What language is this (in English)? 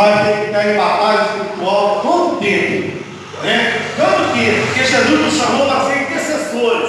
Portuguese